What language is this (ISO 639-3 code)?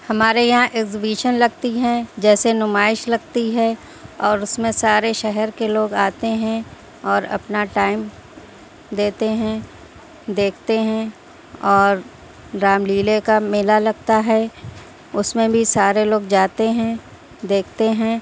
urd